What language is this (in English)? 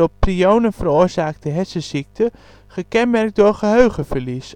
Dutch